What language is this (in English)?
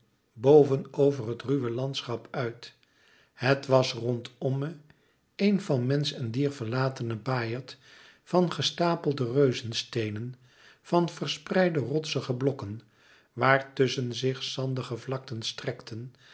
Dutch